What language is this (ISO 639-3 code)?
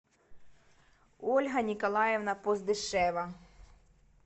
rus